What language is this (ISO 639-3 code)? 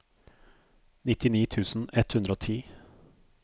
nor